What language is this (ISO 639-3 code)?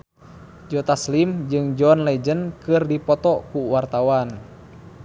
sun